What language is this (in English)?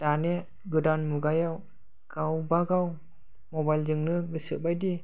Bodo